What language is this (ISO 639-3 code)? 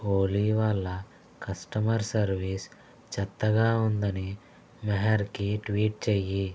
tel